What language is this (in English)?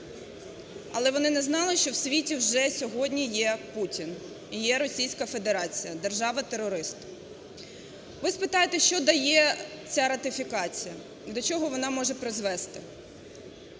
Ukrainian